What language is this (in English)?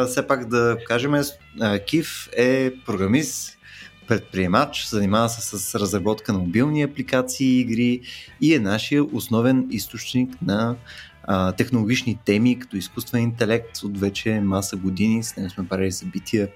Bulgarian